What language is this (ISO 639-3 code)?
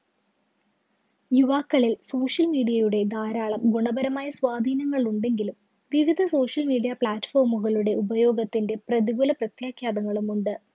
mal